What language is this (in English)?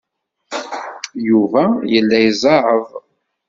Kabyle